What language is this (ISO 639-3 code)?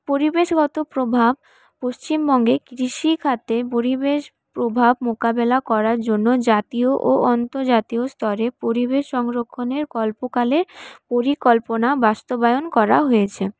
ben